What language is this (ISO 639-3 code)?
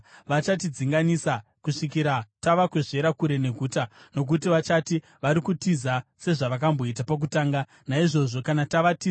sna